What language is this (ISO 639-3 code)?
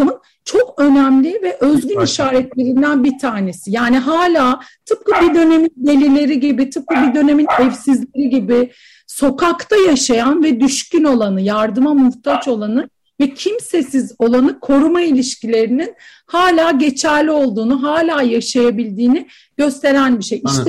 tur